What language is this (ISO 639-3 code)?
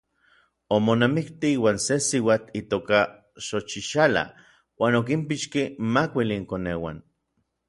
nlv